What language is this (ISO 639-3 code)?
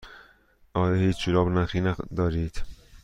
fas